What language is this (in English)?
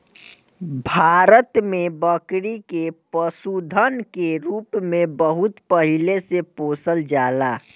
Bhojpuri